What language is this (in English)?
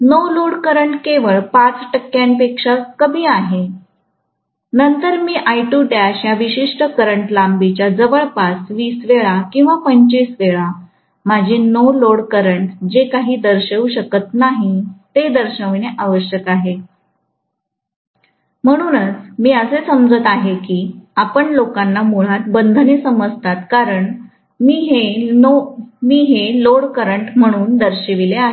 Marathi